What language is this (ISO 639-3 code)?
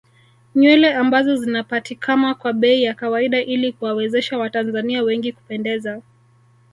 swa